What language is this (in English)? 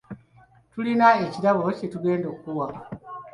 Ganda